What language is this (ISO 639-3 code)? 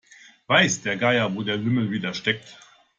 deu